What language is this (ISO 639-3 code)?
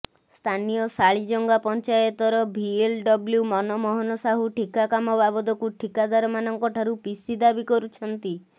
ori